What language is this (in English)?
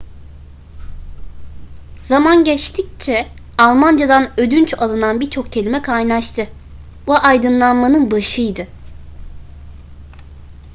Turkish